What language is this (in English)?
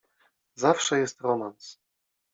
Polish